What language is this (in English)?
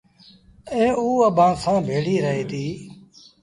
Sindhi Bhil